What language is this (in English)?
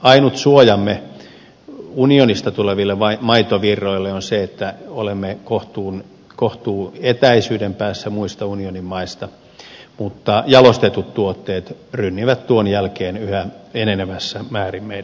Finnish